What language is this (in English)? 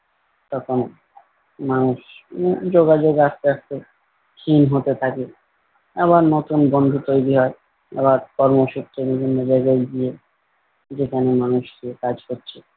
Bangla